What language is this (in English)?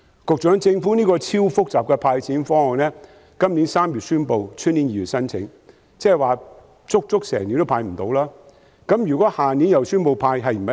Cantonese